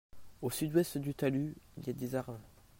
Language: French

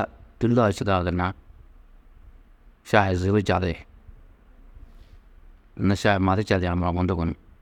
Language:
Tedaga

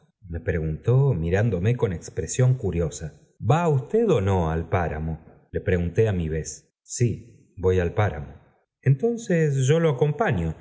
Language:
Spanish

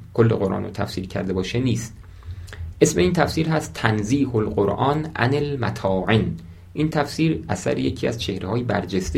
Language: Persian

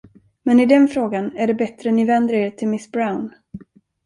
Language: Swedish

